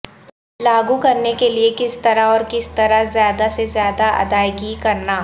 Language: Urdu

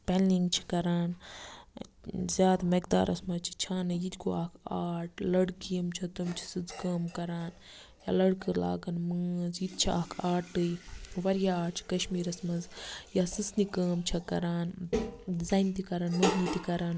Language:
Kashmiri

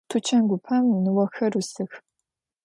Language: Adyghe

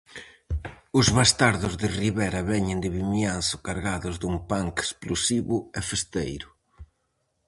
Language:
Galician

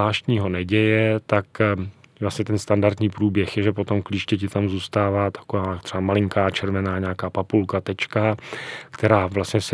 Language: Czech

